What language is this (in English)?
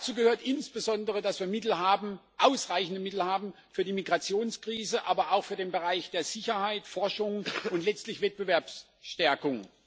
German